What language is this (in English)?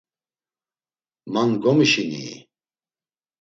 Laz